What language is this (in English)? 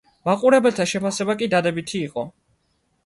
Georgian